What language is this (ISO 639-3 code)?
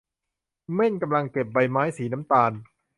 tha